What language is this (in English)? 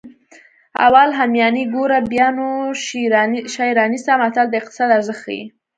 Pashto